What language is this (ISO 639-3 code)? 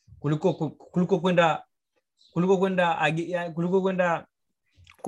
swa